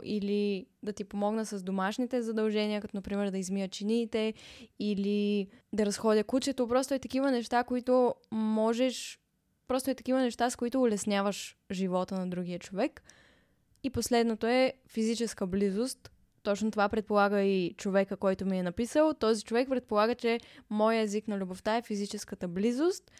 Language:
Bulgarian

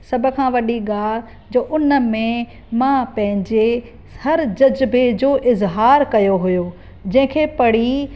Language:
Sindhi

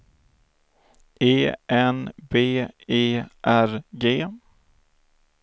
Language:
Swedish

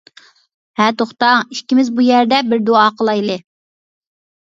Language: Uyghur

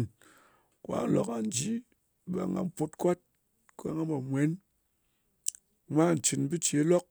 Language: Ngas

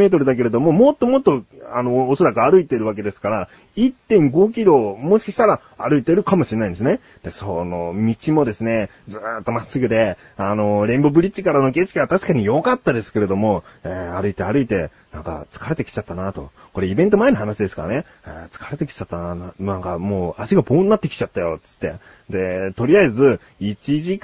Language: Japanese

